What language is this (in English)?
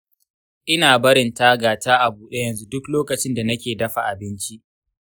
Hausa